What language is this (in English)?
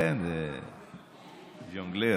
Hebrew